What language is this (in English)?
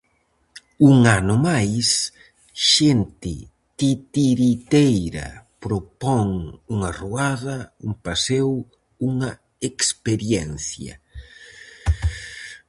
Galician